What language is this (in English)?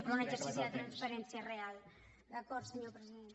Catalan